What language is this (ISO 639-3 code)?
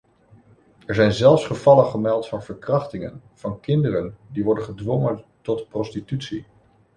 nld